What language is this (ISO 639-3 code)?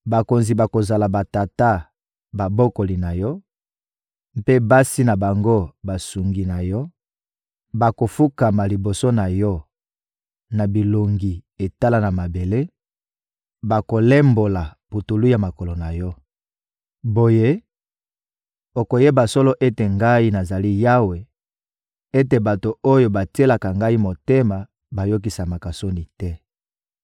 lin